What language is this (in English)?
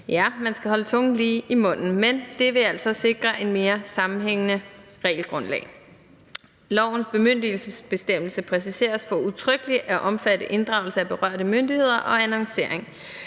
Danish